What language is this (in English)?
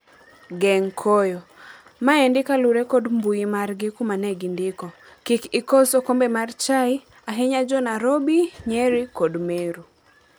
Luo (Kenya and Tanzania)